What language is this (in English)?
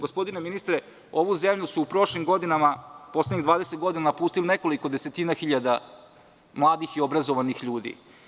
Serbian